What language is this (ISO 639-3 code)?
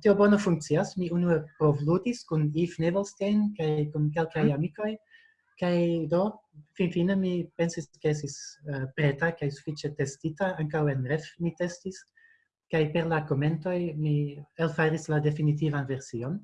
ita